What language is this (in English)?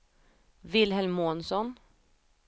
Swedish